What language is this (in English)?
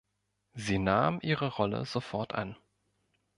German